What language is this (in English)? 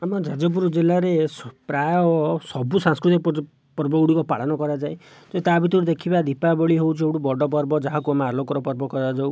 Odia